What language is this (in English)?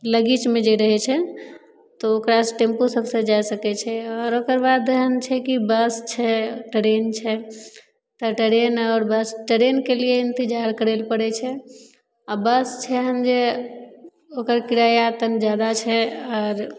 Maithili